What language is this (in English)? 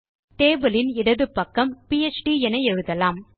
Tamil